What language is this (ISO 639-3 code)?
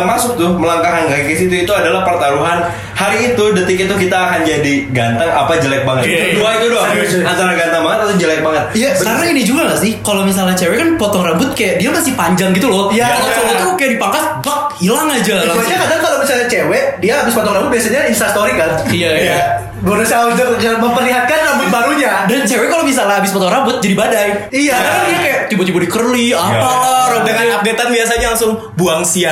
ind